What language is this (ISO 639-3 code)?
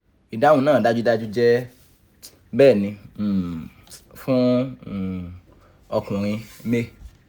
yor